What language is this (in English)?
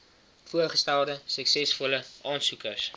Afrikaans